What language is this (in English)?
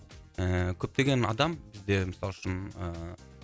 Kazakh